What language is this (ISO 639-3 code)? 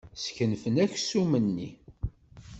kab